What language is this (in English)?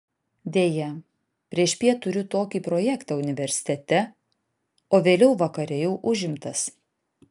Lithuanian